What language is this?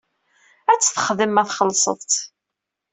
Kabyle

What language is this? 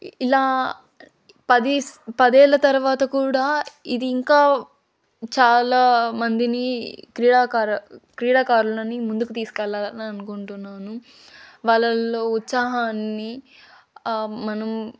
Telugu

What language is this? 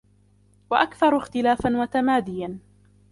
Arabic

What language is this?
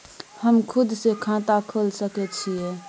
Maithili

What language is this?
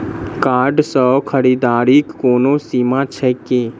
Maithili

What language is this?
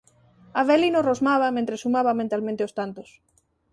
Galician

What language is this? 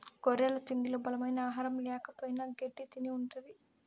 Telugu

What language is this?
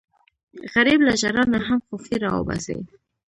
Pashto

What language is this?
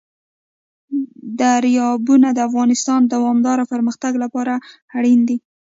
Pashto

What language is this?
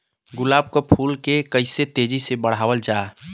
Bhojpuri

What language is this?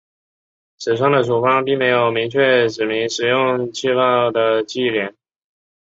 Chinese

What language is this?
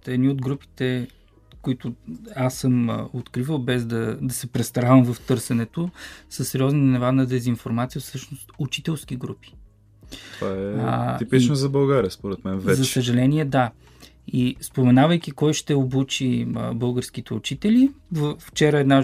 Bulgarian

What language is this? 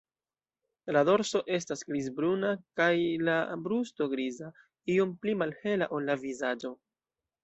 Esperanto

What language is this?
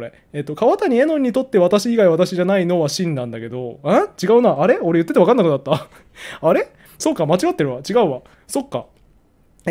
Japanese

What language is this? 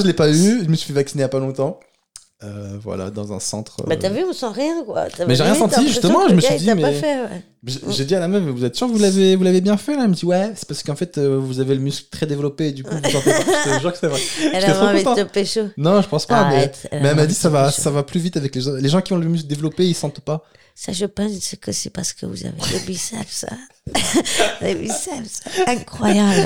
French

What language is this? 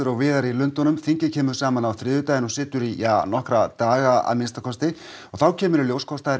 Icelandic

